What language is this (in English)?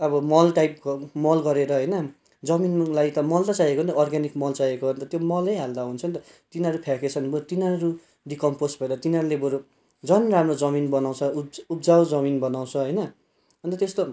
Nepali